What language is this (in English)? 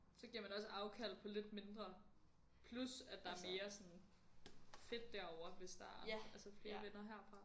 Danish